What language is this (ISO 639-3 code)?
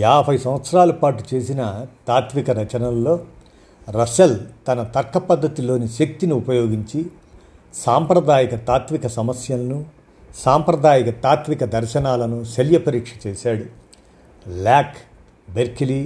tel